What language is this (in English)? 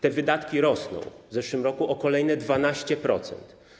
Polish